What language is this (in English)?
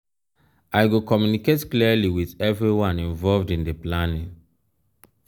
Nigerian Pidgin